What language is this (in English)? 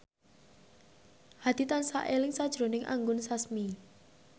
Javanese